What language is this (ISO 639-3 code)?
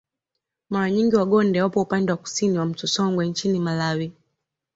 swa